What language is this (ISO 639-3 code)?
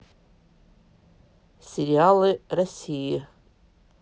rus